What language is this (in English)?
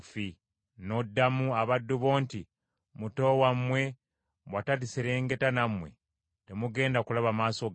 Ganda